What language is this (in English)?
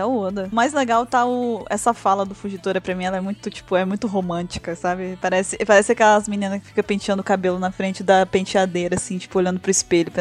Portuguese